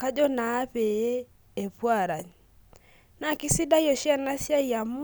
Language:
Masai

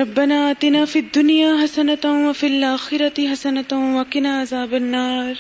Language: Urdu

